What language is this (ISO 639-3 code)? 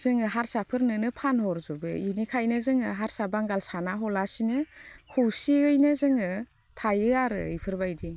brx